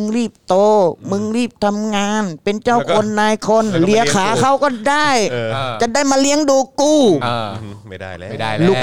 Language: Thai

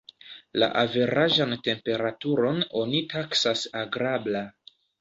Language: Esperanto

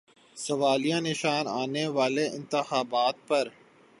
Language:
Urdu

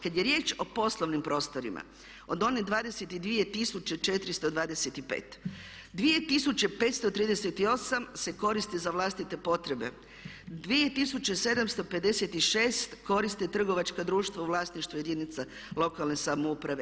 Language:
Croatian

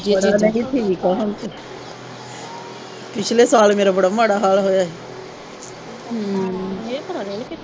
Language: Punjabi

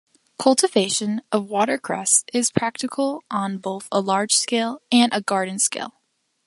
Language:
English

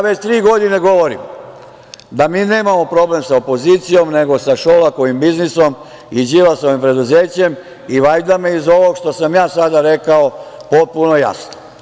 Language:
Serbian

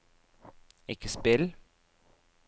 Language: Norwegian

